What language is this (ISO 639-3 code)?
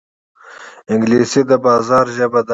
pus